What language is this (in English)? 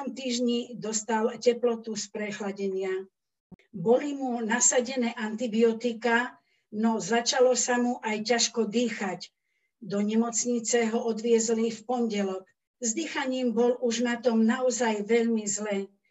Slovak